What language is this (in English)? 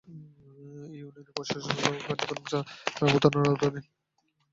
Bangla